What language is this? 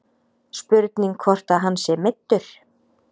Icelandic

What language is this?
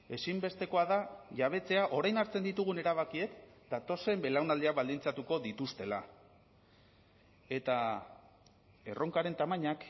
Basque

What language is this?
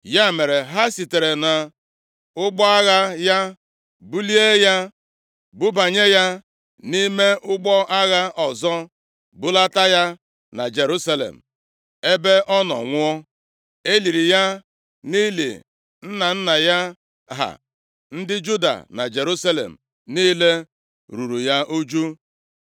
Igbo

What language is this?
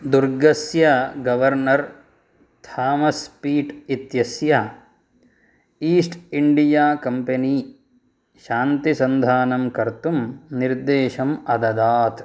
Sanskrit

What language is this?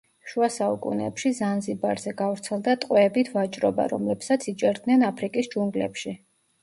Georgian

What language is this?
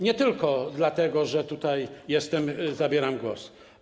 Polish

